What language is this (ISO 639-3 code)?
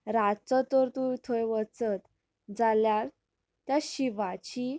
kok